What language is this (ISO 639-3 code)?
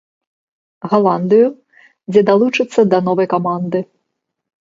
bel